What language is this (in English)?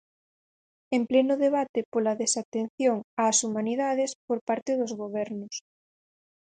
Galician